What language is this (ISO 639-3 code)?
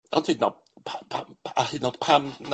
cym